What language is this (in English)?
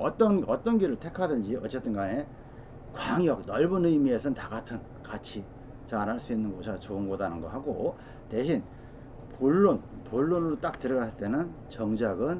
Korean